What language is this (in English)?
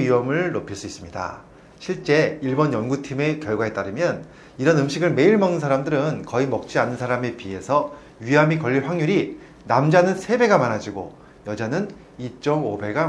Korean